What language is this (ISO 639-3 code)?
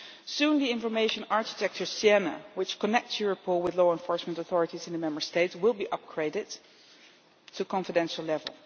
eng